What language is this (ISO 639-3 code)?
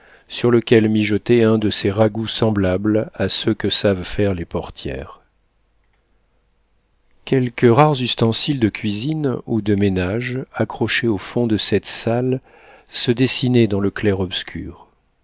fra